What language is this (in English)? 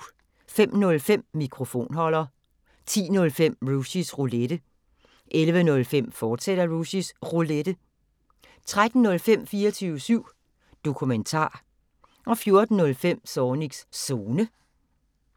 Danish